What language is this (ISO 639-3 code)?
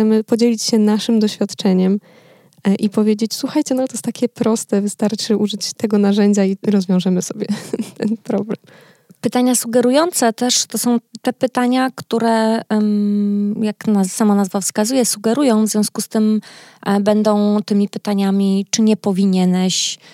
pol